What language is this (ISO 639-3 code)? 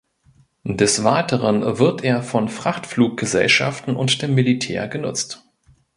deu